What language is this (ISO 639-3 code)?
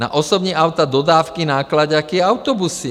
ces